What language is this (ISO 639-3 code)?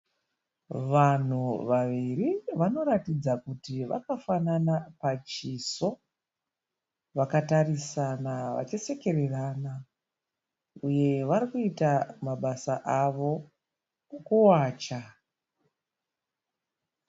sna